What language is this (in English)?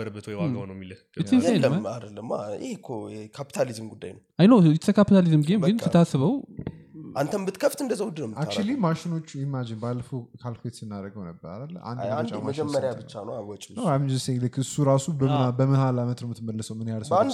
Amharic